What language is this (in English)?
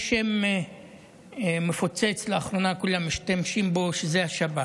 Hebrew